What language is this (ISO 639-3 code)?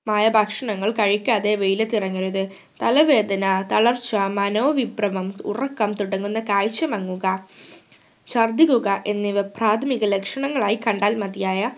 mal